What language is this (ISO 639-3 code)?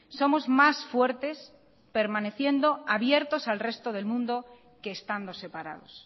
spa